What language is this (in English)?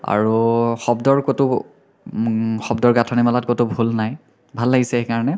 Assamese